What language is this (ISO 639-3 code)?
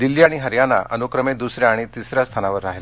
mar